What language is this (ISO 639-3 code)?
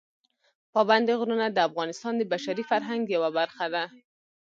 pus